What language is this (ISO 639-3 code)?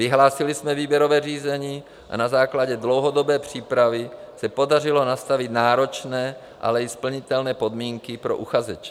ces